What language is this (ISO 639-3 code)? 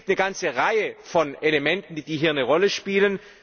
deu